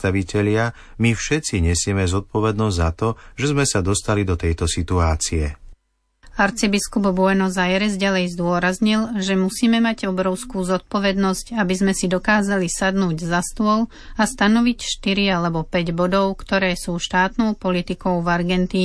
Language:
Slovak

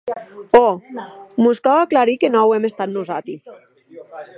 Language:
Occitan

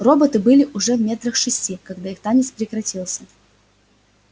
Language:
Russian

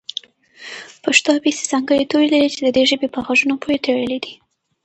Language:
Pashto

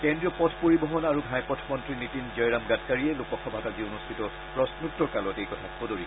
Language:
Assamese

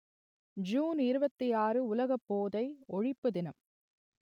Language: Tamil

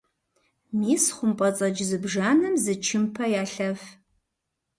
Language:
Kabardian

